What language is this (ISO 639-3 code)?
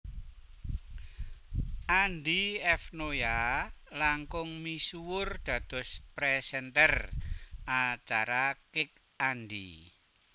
jav